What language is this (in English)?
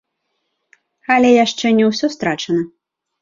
Belarusian